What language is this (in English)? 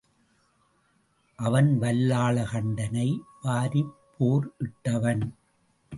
Tamil